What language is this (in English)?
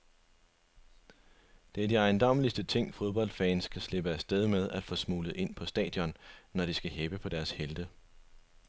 Danish